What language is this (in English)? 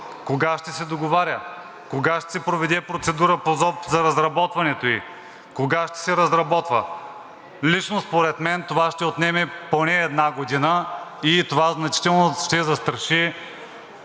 Bulgarian